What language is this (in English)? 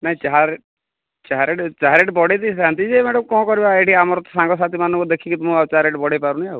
Odia